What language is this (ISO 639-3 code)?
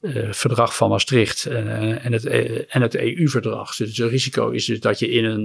nld